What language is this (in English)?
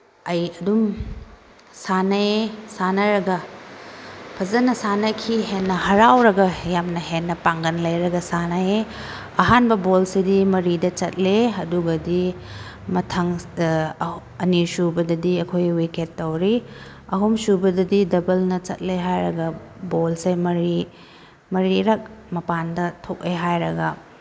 Manipuri